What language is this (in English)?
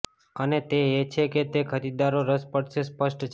Gujarati